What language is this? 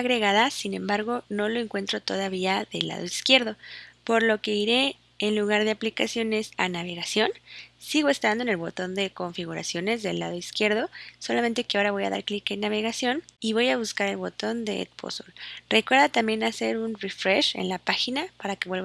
Spanish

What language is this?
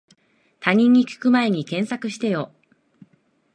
Japanese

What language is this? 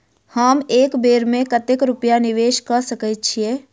Maithili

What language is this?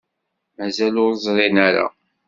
Kabyle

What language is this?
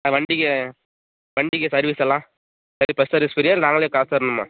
Tamil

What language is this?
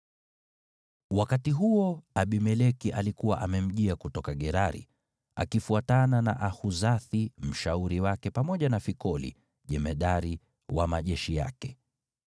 Swahili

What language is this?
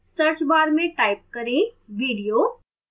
Hindi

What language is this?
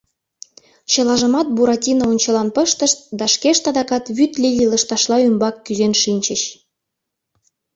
Mari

